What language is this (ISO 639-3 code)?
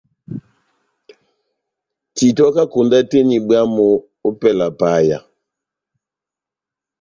bnm